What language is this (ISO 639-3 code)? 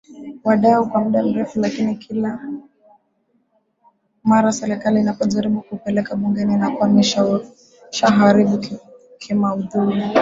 swa